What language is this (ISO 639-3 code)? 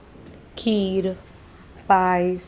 kok